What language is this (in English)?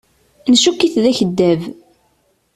Kabyle